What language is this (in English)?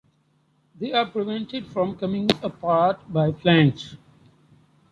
English